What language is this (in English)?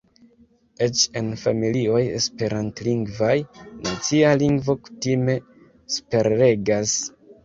Esperanto